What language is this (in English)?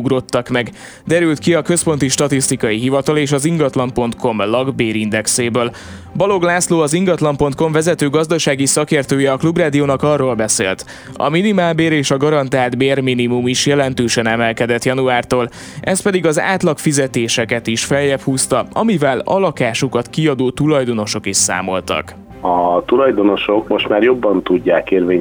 Hungarian